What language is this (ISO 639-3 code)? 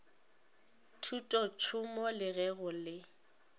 nso